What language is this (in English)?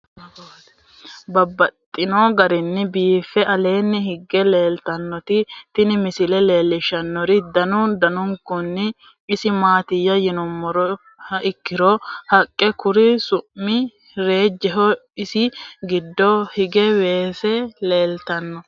Sidamo